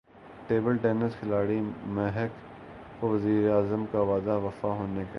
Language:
Urdu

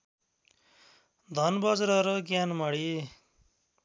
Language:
Nepali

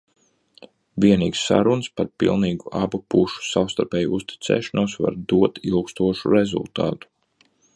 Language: Latvian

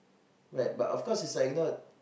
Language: English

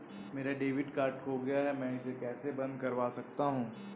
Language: Hindi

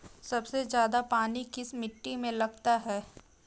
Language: Hindi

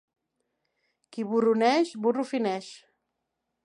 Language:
Catalan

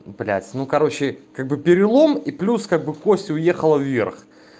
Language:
Russian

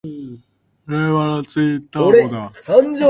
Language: Japanese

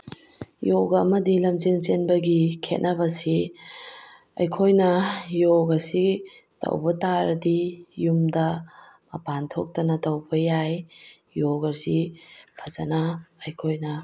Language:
Manipuri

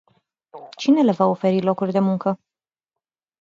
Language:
Romanian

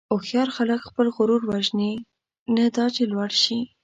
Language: Pashto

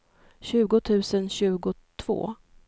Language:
Swedish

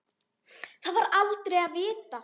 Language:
Icelandic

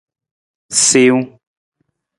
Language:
Nawdm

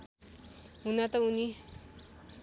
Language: Nepali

